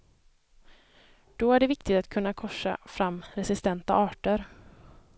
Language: Swedish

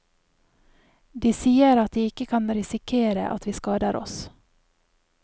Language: Norwegian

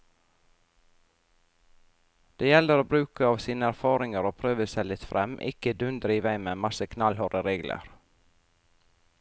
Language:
Norwegian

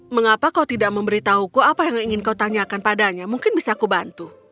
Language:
Indonesian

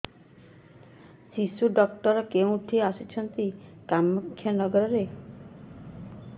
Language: Odia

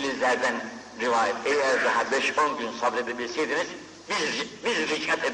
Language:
Turkish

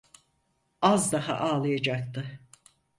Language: Turkish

